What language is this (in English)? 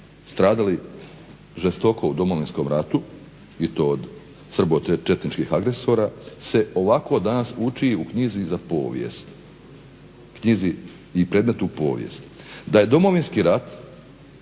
Croatian